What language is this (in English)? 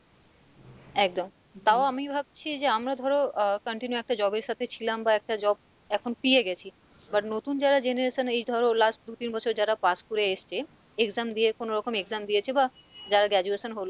Bangla